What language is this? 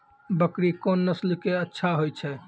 Maithili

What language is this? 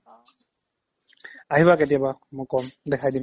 Assamese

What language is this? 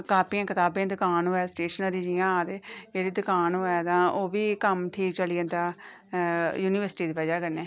Dogri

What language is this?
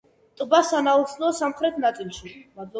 Georgian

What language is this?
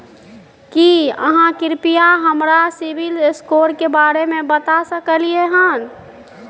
Maithili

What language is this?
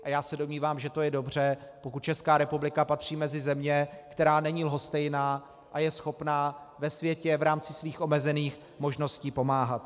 Czech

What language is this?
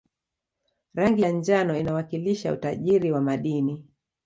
Swahili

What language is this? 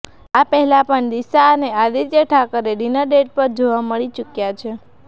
Gujarati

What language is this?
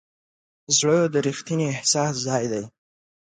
Pashto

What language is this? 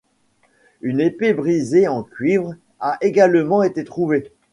French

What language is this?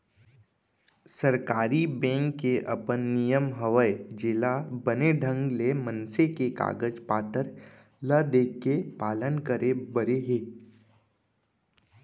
Chhattisgarhi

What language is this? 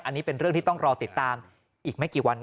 Thai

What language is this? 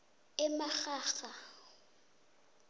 South Ndebele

